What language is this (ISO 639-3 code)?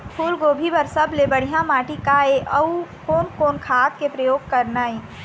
hne